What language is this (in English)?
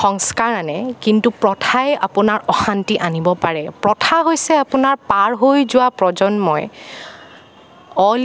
Assamese